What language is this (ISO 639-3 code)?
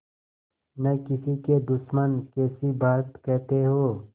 hin